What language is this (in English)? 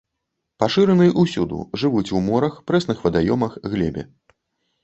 Belarusian